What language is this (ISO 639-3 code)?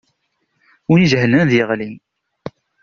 kab